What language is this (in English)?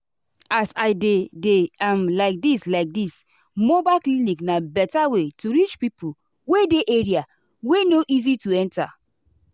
Nigerian Pidgin